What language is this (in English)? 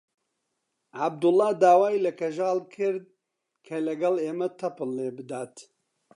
Central Kurdish